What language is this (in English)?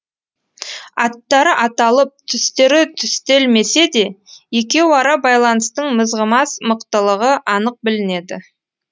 Kazakh